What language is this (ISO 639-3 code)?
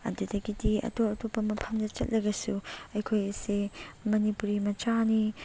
mni